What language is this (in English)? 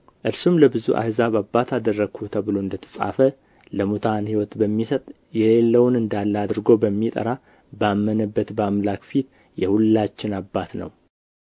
Amharic